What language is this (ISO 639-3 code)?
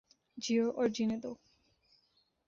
urd